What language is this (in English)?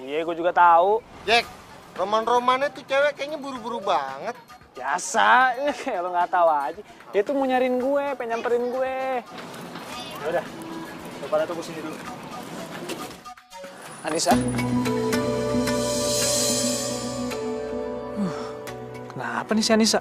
Indonesian